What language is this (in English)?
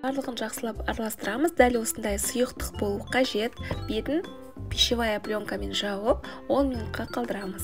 Russian